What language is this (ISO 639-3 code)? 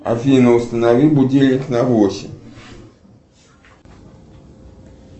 rus